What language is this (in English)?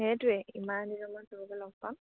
Assamese